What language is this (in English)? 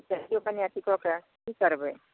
Maithili